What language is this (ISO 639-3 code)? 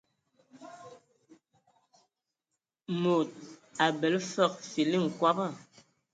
ewo